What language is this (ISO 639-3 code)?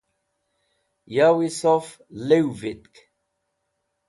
wbl